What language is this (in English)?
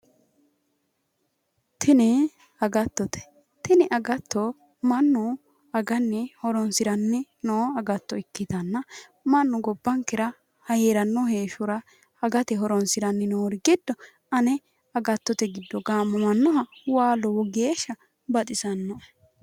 Sidamo